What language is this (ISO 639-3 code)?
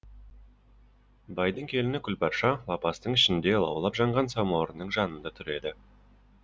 kaz